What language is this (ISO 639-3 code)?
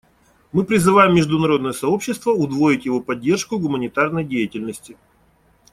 rus